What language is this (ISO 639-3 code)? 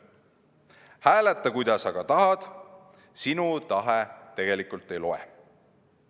est